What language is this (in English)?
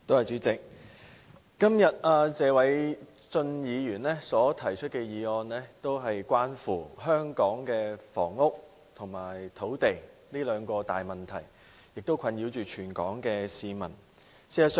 Cantonese